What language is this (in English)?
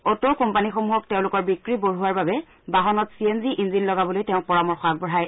Assamese